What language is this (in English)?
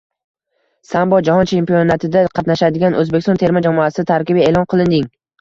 Uzbek